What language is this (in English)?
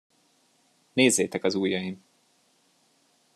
Hungarian